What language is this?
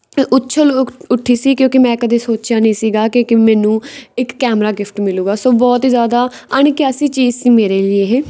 Punjabi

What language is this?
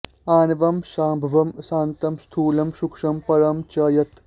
Sanskrit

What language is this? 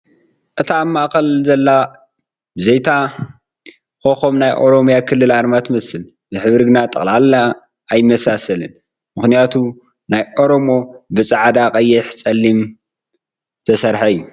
Tigrinya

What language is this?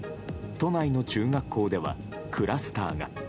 Japanese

